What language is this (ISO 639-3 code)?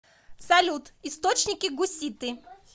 rus